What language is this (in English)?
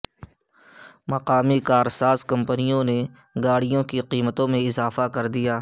Urdu